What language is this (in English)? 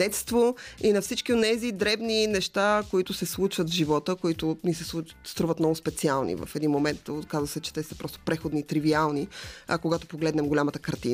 Bulgarian